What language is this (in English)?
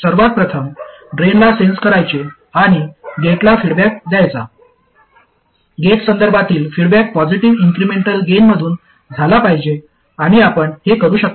Marathi